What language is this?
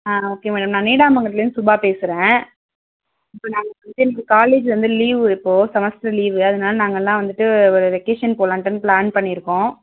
Tamil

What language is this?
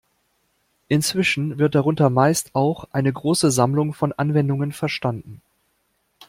German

